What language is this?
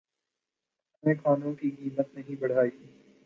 Urdu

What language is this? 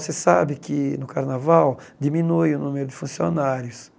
Portuguese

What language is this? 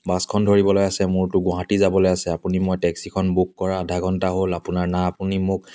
Assamese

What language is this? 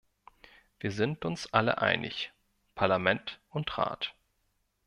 German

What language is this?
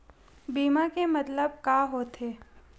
Chhattisgarhi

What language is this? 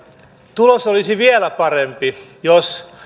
Finnish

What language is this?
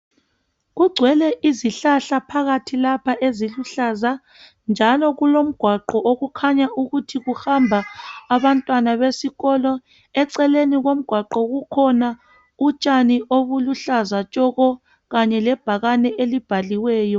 North Ndebele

